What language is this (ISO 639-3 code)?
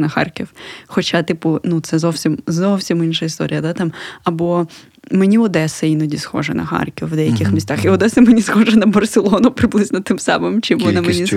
ukr